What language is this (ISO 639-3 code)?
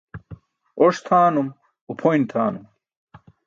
bsk